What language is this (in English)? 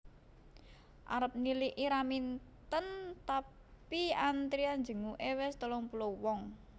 Javanese